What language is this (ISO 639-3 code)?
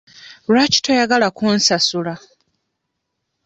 lug